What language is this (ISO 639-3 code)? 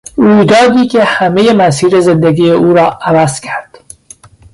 fas